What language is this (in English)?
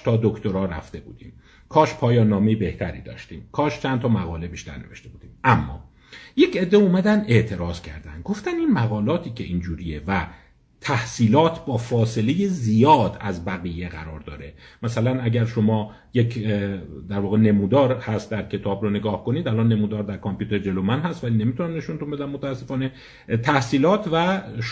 Persian